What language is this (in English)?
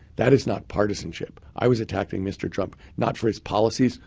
English